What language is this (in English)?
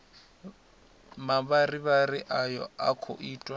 Venda